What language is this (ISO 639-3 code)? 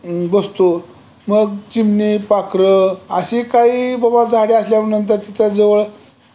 mar